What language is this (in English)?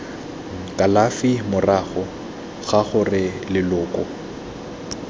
Tswana